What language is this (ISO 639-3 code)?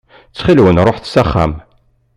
kab